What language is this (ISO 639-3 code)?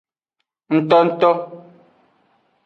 ajg